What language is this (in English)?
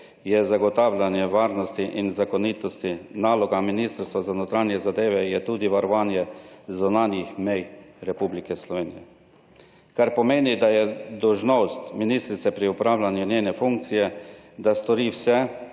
Slovenian